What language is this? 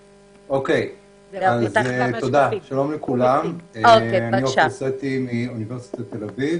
Hebrew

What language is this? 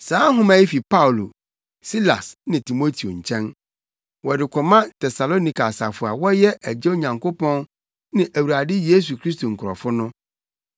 Akan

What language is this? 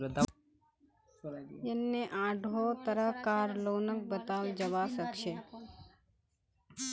Magahi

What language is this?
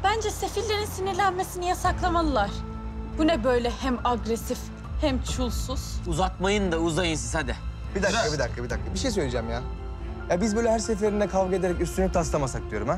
Turkish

